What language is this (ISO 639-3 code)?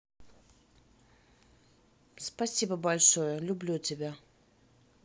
rus